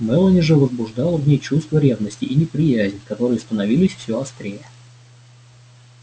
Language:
Russian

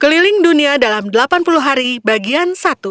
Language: Indonesian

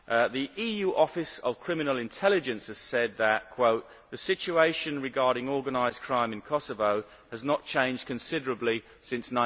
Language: English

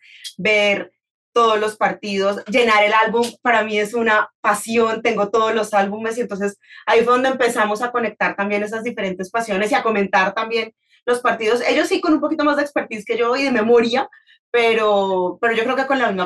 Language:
Spanish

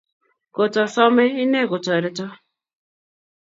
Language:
Kalenjin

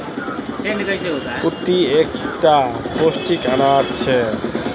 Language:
Magahi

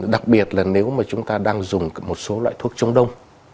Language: Vietnamese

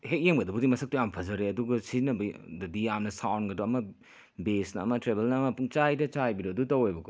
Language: Manipuri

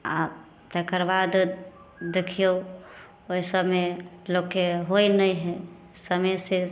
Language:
Maithili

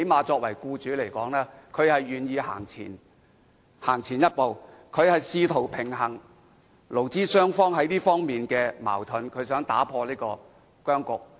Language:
Cantonese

